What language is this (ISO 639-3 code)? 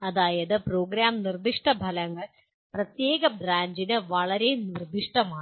mal